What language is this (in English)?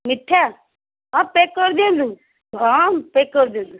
Odia